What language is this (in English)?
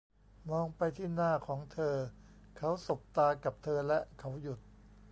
Thai